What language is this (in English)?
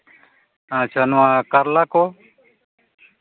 Santali